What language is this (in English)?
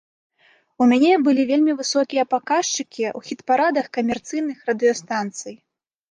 Belarusian